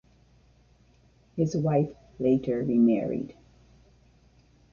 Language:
English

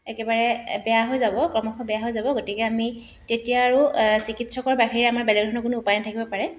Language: Assamese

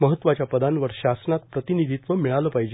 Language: Marathi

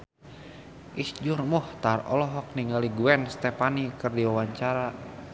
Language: Sundanese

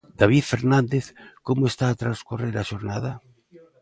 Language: Galician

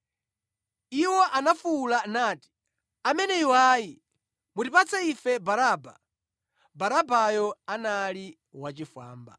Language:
Nyanja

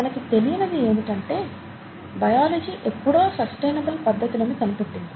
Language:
Telugu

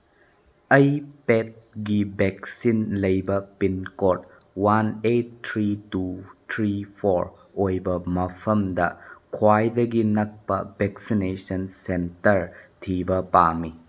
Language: Manipuri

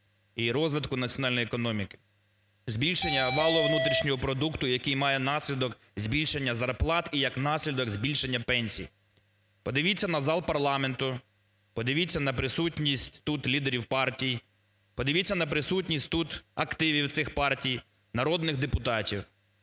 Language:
Ukrainian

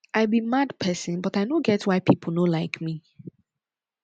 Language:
Nigerian Pidgin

